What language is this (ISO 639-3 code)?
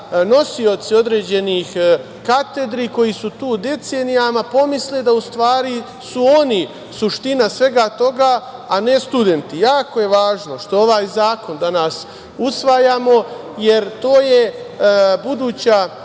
srp